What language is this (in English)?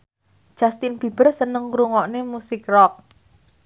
Javanese